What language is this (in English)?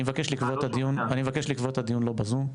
Hebrew